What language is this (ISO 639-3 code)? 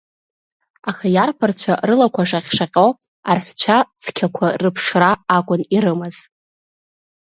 abk